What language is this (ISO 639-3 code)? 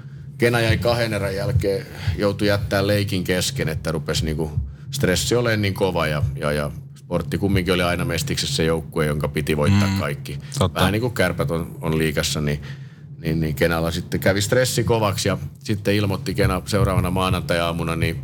fin